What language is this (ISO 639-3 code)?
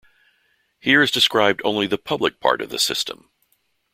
eng